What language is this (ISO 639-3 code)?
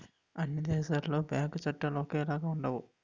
tel